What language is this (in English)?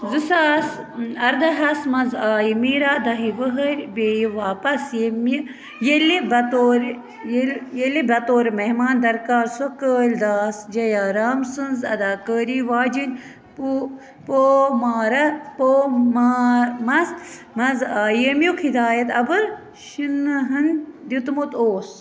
Kashmiri